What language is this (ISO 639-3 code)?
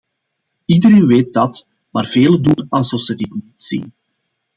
nld